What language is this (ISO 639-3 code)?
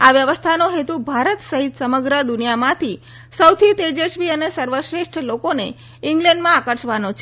guj